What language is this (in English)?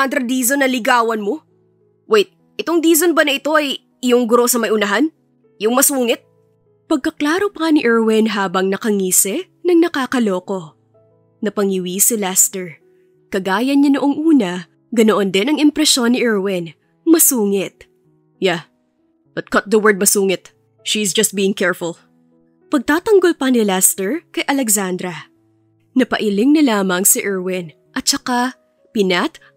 Filipino